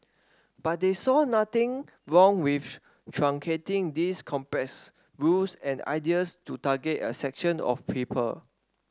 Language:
English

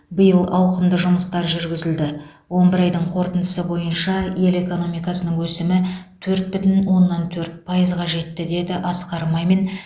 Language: Kazakh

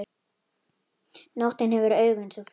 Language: Icelandic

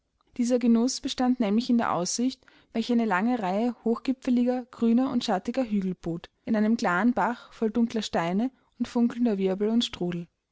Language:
German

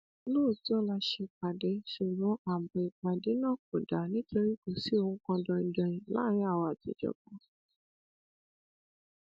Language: Yoruba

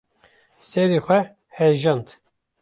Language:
Kurdish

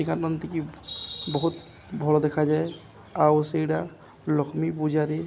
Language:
Odia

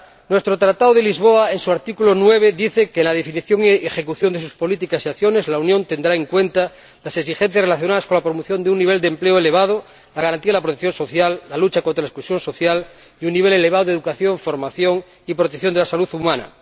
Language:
Spanish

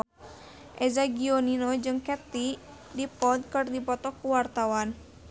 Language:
Sundanese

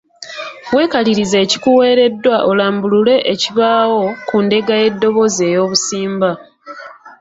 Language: Ganda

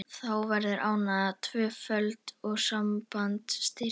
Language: Icelandic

